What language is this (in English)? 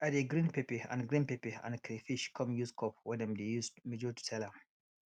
Nigerian Pidgin